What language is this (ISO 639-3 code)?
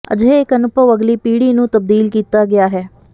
pan